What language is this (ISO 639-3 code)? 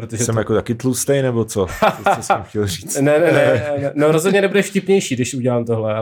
ces